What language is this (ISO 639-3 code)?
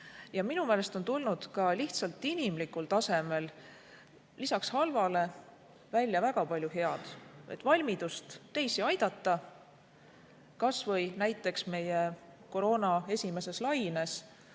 est